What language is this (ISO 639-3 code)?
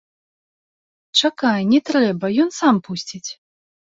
bel